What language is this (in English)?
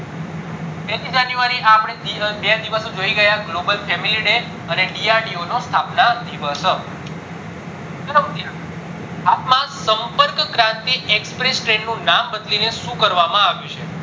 Gujarati